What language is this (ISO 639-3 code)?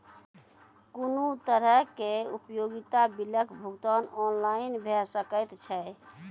mai